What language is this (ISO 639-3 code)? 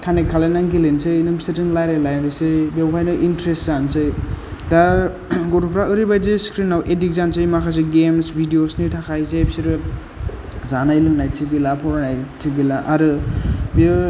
brx